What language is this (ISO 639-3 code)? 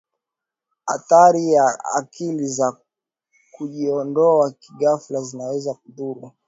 swa